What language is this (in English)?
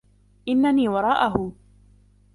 Arabic